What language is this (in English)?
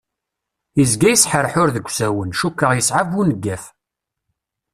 Kabyle